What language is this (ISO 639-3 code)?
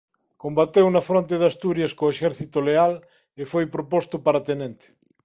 glg